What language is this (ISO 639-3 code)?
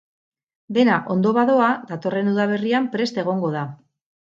eus